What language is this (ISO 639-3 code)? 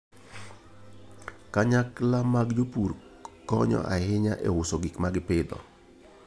luo